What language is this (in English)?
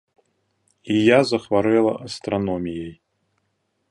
Belarusian